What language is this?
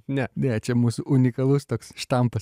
Lithuanian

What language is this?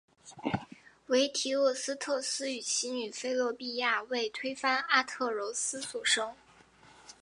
Chinese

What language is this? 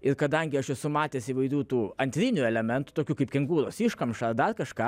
Lithuanian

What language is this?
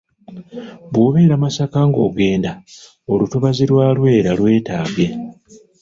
Ganda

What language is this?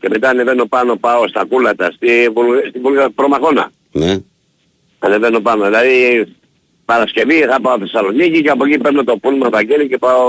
Greek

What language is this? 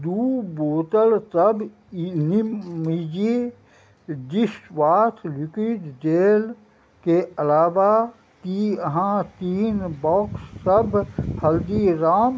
Maithili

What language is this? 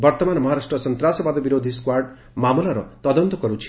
Odia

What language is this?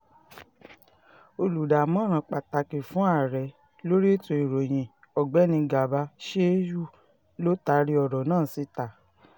Yoruba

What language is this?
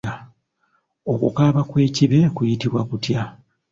Ganda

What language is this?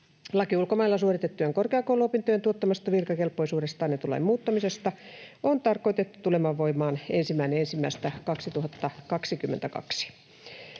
Finnish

